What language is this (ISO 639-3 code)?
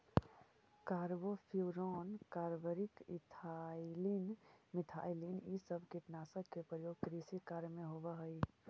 mag